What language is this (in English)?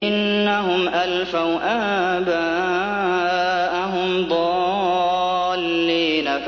Arabic